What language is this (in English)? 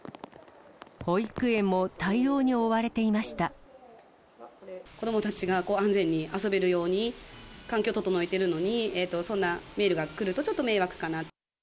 Japanese